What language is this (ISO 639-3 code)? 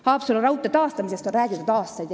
est